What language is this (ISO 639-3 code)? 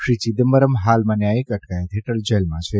guj